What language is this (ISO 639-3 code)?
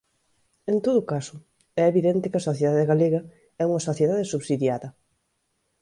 glg